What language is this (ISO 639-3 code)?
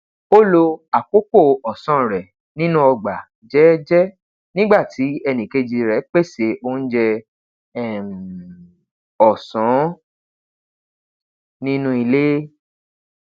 yor